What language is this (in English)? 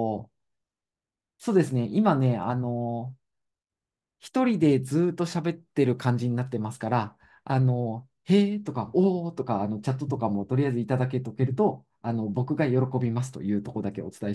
Japanese